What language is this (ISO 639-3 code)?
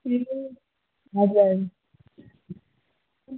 nep